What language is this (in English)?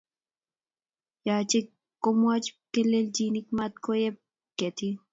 Kalenjin